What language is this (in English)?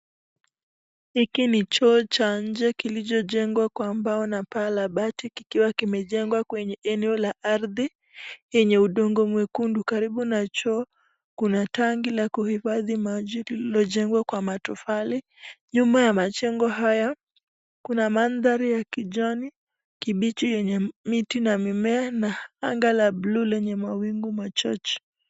Swahili